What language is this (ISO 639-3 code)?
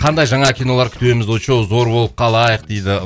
kaz